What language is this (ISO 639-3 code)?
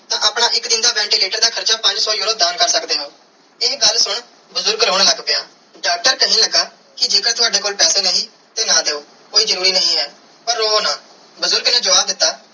pan